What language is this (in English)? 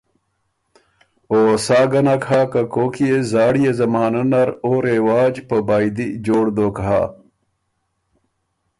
Ormuri